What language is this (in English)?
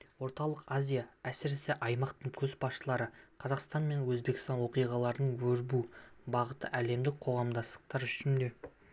Kazakh